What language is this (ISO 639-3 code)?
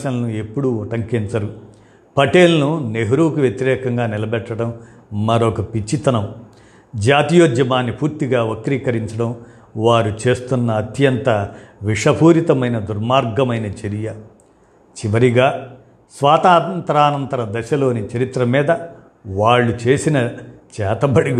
tel